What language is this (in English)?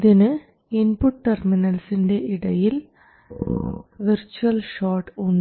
Malayalam